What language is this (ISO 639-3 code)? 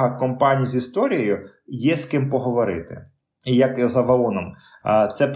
ukr